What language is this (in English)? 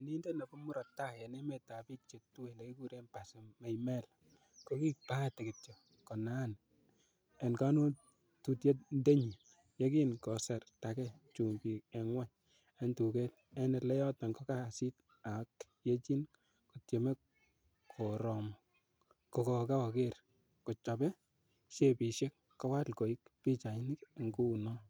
Kalenjin